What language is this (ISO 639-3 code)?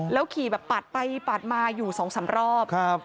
tha